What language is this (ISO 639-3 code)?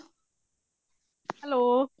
pan